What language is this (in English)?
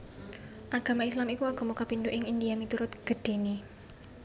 Javanese